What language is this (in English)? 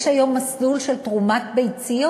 Hebrew